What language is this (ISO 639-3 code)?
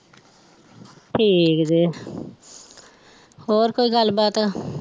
pan